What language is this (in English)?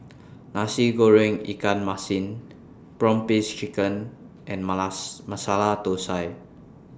English